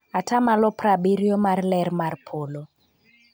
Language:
Luo (Kenya and Tanzania)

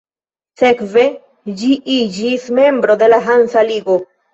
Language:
Esperanto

